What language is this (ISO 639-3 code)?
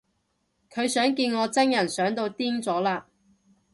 yue